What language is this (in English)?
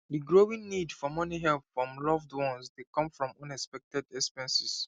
Nigerian Pidgin